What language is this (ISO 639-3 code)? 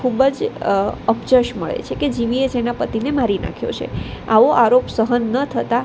guj